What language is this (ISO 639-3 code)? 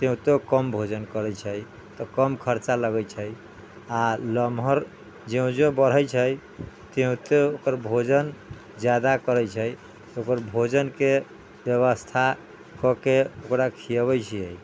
mai